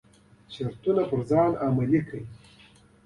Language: Pashto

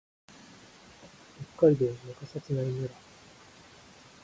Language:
Japanese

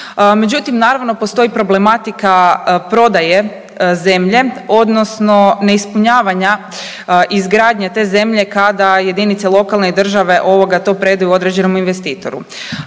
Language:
Croatian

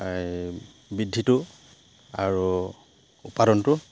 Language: Assamese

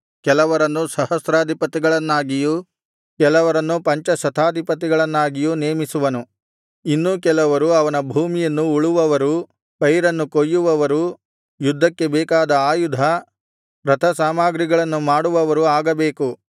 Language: Kannada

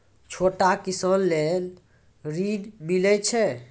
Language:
Maithili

